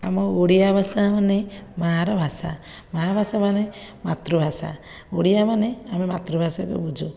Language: Odia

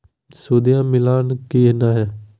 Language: Magahi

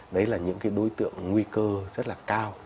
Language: Vietnamese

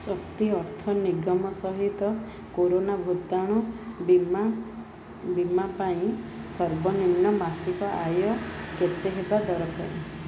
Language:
Odia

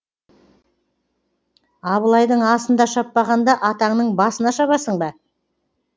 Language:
Kazakh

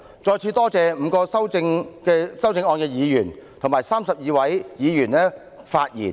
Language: Cantonese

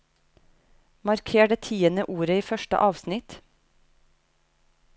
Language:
Norwegian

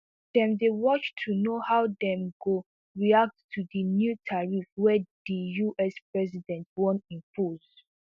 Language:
Nigerian Pidgin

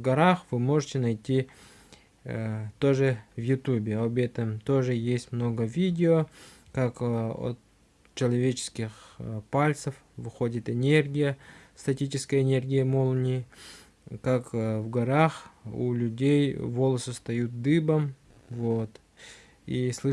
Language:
Russian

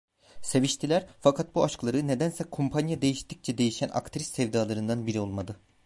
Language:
Turkish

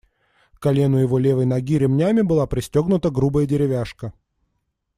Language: Russian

